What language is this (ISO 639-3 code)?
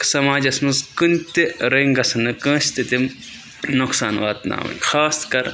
kas